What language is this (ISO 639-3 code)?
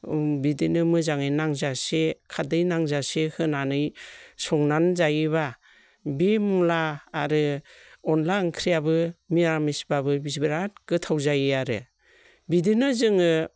brx